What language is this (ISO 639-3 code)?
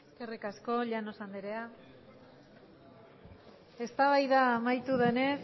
eus